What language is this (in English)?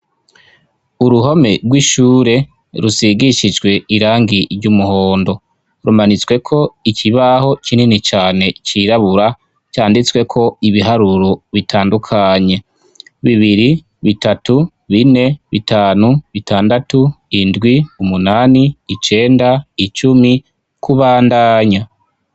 Rundi